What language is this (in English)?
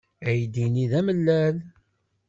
Kabyle